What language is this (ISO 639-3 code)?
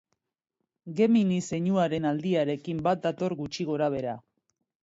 eus